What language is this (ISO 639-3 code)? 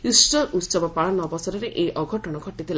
ori